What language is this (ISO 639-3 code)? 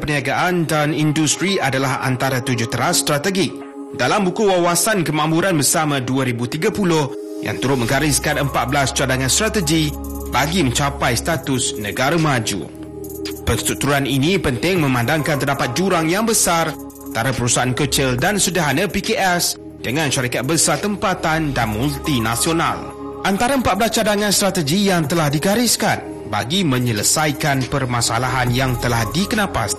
msa